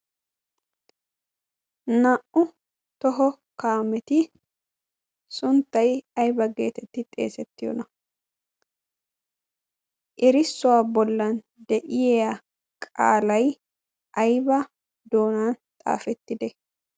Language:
Wolaytta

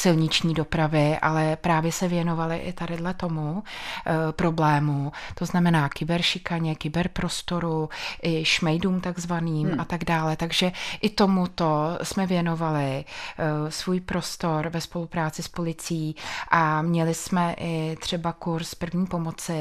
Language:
Czech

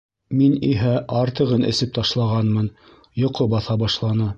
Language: Bashkir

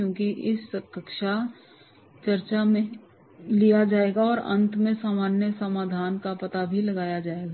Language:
Hindi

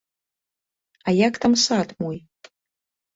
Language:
Belarusian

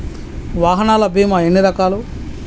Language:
Telugu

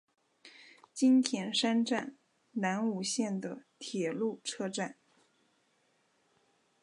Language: Chinese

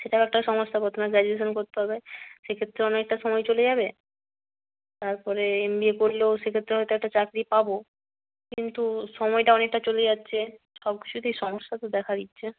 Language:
Bangla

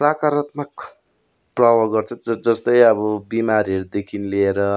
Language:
Nepali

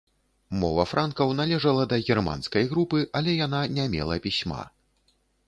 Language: Belarusian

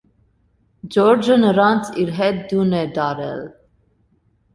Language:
Armenian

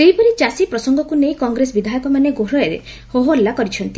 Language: Odia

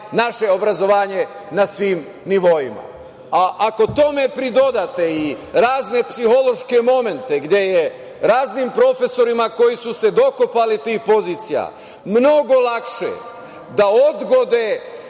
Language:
Serbian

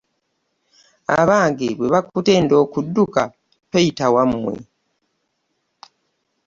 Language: Ganda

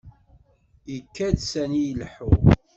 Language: Kabyle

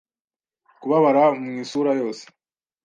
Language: Kinyarwanda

